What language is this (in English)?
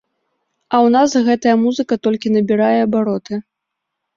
Belarusian